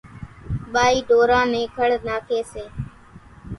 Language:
Kachi Koli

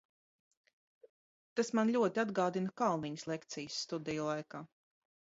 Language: Latvian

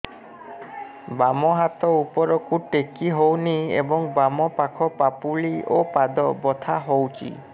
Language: Odia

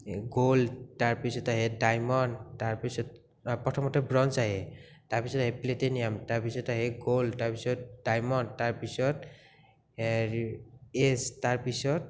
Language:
Assamese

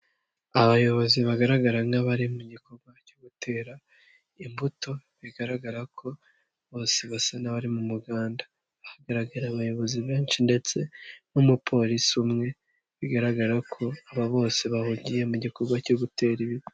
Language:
Kinyarwanda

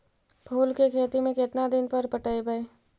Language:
Magahi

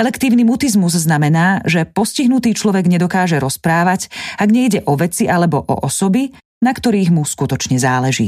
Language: Slovak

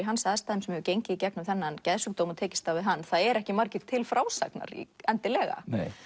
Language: Icelandic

